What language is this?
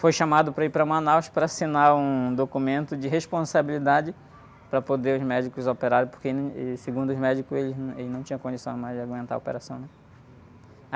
Portuguese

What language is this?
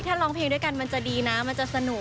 Thai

